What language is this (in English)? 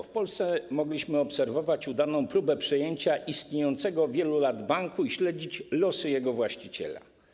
Polish